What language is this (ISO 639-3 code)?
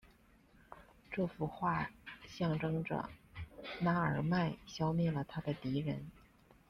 zho